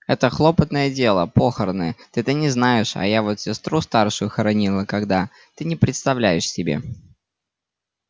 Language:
Russian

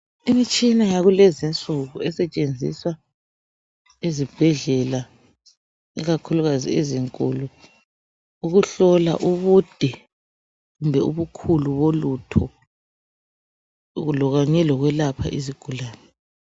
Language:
North Ndebele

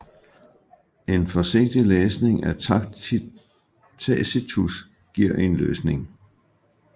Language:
Danish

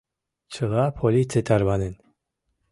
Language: Mari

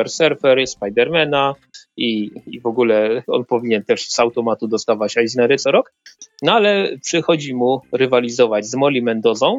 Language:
Polish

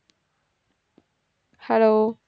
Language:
Tamil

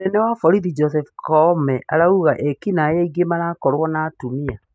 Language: Kikuyu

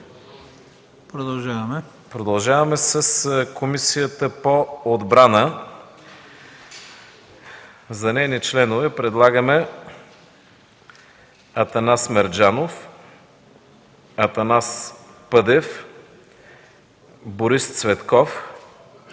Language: Bulgarian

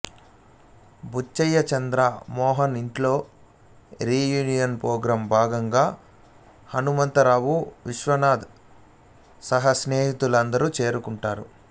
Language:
Telugu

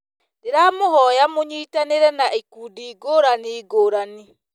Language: Kikuyu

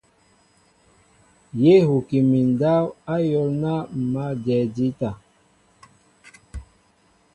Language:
Mbo (Cameroon)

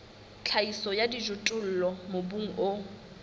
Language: Southern Sotho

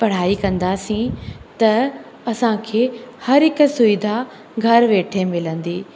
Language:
Sindhi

